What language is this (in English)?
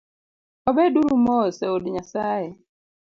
Luo (Kenya and Tanzania)